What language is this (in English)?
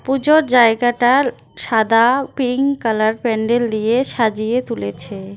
Bangla